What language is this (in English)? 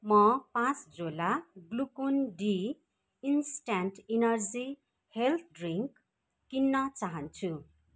Nepali